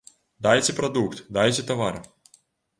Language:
Belarusian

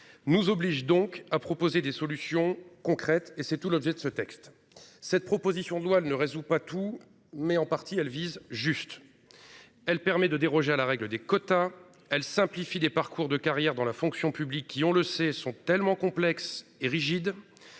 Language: French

